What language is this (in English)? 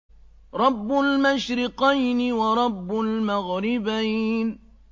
Arabic